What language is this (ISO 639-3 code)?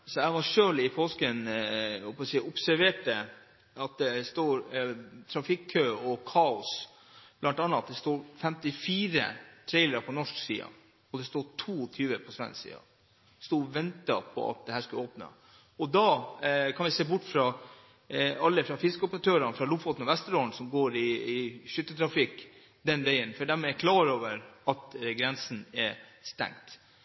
nob